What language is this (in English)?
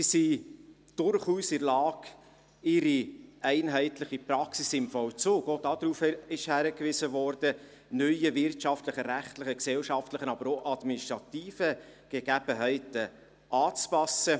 Swiss German